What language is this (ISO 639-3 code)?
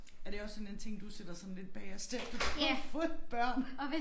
dan